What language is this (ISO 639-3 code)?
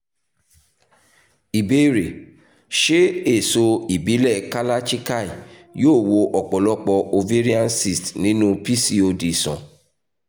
yor